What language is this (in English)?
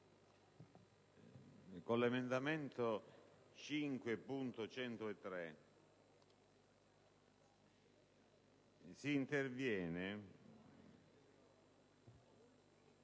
Italian